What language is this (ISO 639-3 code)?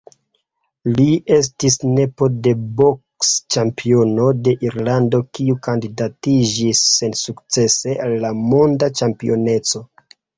epo